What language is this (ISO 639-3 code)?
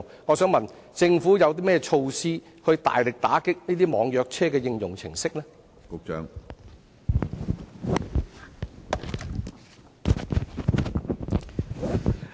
yue